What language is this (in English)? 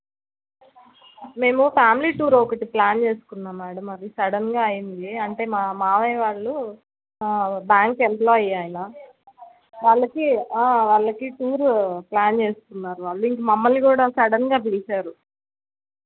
Telugu